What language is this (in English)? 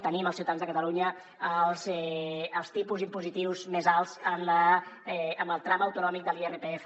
Catalan